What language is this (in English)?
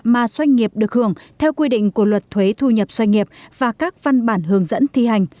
Vietnamese